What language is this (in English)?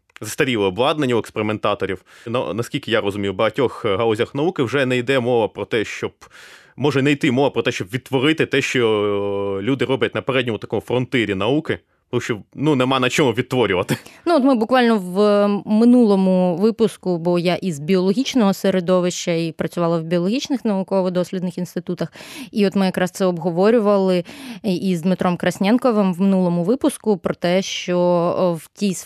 Ukrainian